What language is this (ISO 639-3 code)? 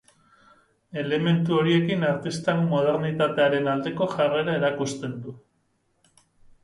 eus